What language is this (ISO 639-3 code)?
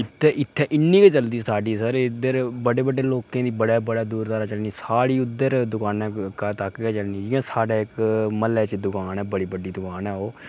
doi